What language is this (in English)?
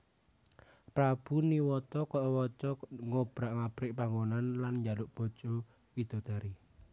Javanese